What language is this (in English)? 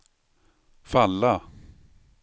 Swedish